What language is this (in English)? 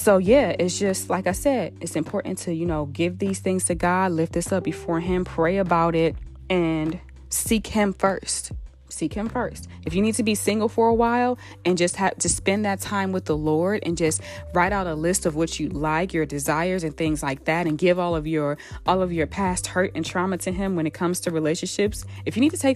English